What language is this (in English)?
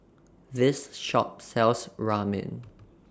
English